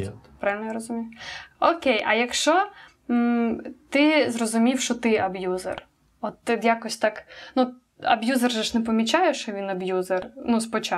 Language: Ukrainian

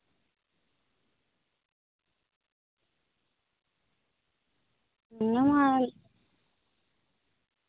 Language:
Santali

